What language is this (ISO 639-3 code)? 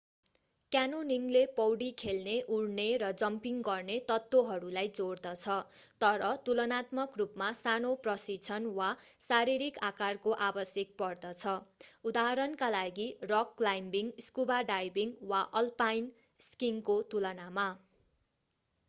nep